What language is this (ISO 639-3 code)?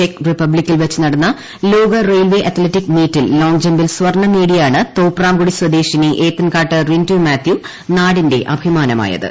mal